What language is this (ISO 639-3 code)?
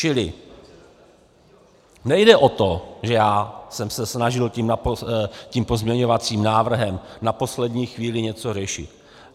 ces